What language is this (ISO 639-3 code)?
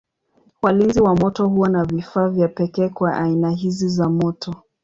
swa